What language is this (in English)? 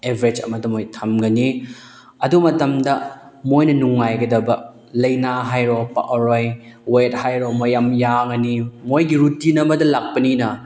Manipuri